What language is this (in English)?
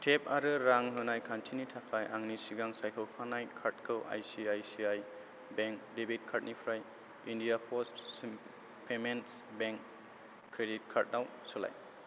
Bodo